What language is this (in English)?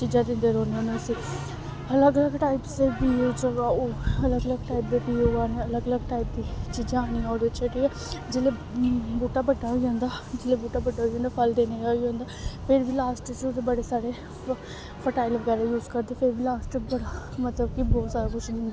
Dogri